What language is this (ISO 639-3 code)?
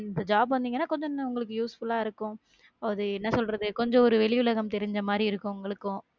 tam